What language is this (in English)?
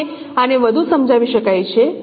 Gujarati